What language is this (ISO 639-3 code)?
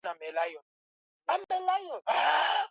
swa